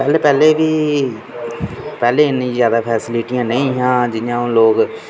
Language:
Dogri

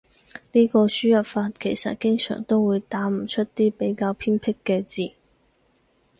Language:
Cantonese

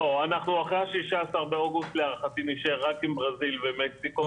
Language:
Hebrew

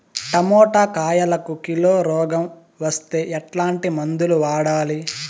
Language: Telugu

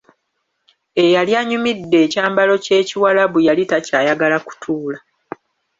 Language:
Ganda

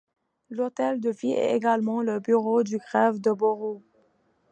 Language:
French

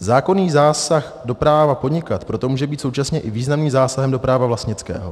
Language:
Czech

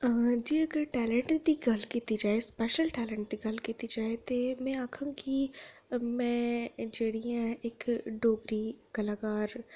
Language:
Dogri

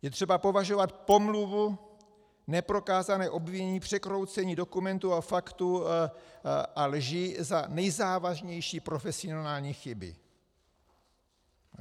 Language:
Czech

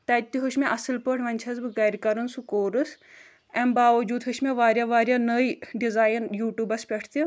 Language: Kashmiri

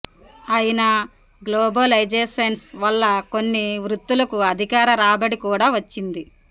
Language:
Telugu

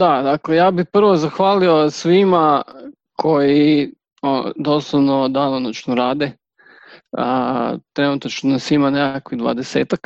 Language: Croatian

